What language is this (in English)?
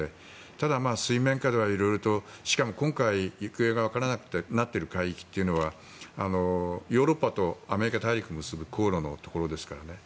Japanese